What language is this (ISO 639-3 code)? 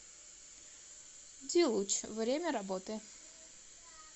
rus